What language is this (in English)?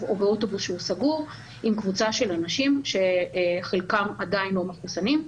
Hebrew